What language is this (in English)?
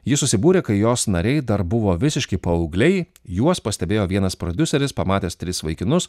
Lithuanian